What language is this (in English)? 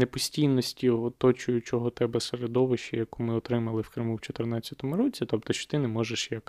Ukrainian